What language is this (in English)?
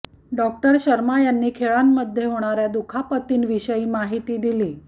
Marathi